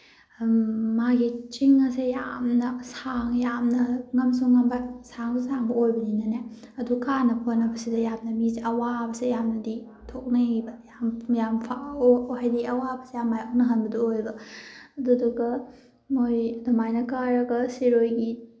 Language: Manipuri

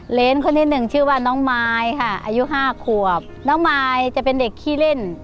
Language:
Thai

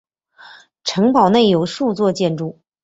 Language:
Chinese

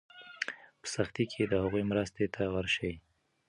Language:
Pashto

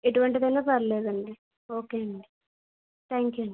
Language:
Telugu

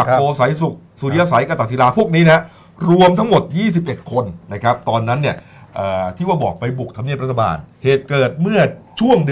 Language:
Thai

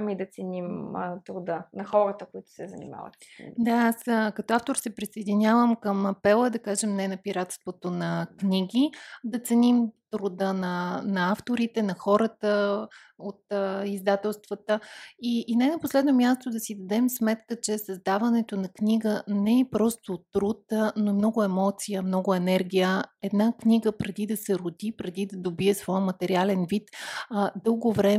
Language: Bulgarian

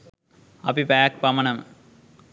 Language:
Sinhala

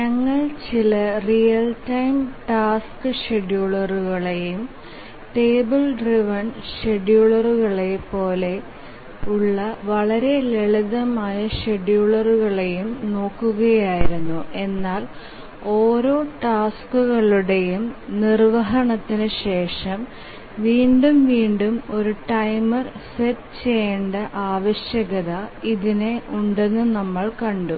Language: Malayalam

